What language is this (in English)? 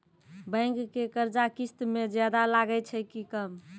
Maithili